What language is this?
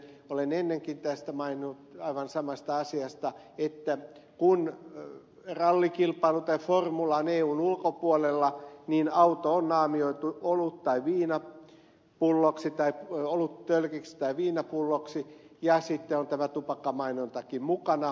Finnish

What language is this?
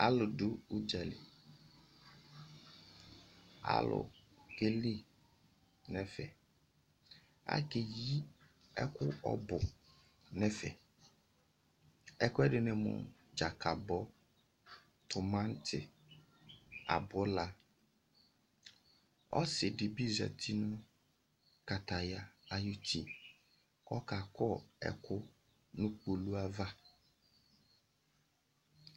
Ikposo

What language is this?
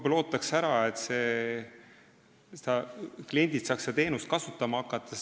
Estonian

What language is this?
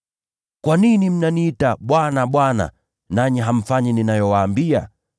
Swahili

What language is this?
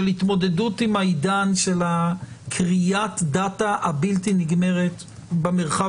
Hebrew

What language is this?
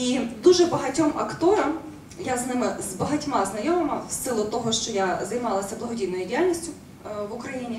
Ukrainian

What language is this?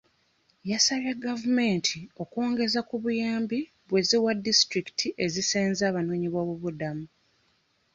Ganda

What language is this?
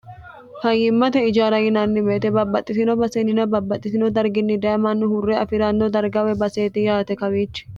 Sidamo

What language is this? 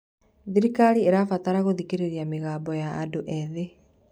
Kikuyu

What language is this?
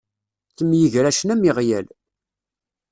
Kabyle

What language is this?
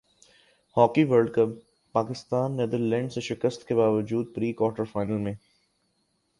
Urdu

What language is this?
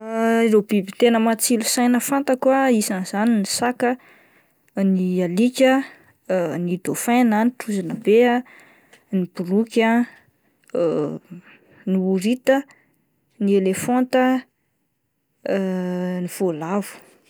Malagasy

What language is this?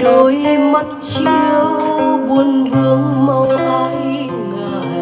Vietnamese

